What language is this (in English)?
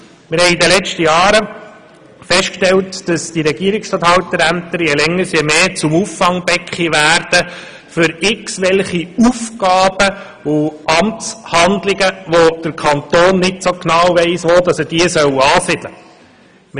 Swiss German